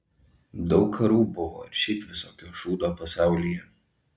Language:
Lithuanian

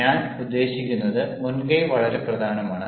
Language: Malayalam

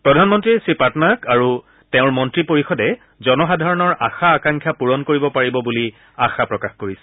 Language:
Assamese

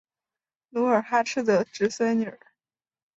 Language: Chinese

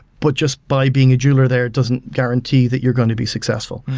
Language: English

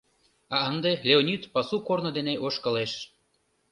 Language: Mari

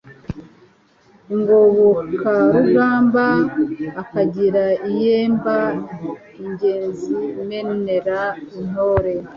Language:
Kinyarwanda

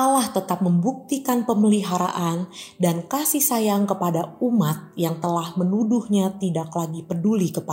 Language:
Indonesian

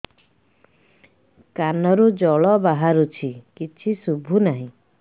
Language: Odia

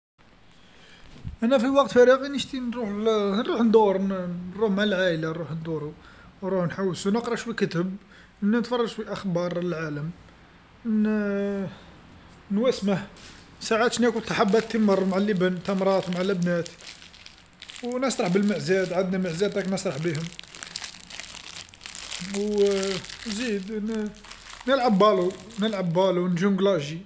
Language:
Algerian Arabic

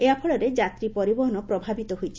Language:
Odia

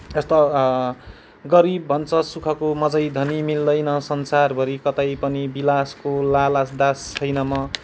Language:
Nepali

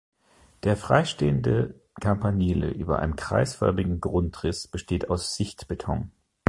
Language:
German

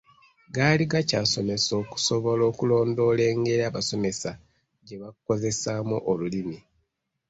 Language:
Ganda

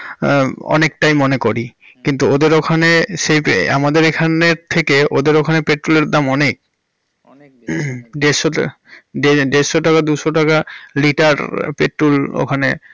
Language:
Bangla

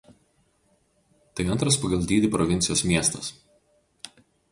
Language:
Lithuanian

